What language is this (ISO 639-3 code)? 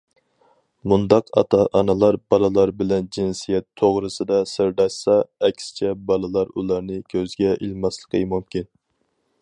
uig